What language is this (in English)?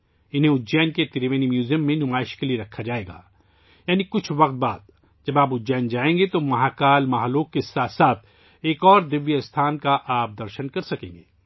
Urdu